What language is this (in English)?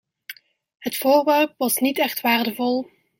Dutch